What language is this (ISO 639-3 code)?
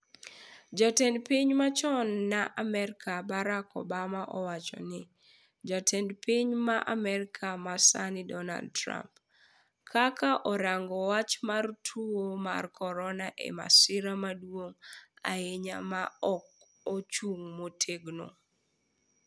luo